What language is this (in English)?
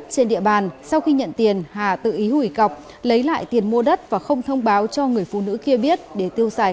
Vietnamese